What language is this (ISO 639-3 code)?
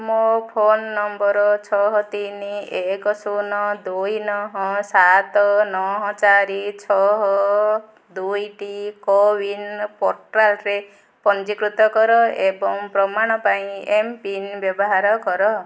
ori